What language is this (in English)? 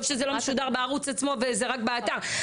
Hebrew